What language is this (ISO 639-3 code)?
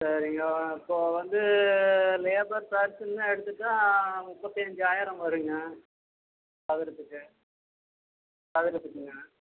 tam